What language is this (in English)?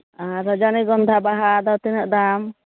Santali